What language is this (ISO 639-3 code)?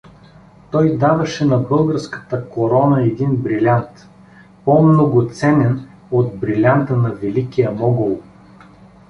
bul